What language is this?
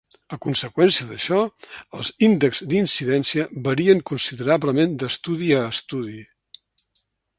Catalan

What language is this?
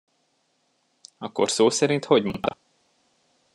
Hungarian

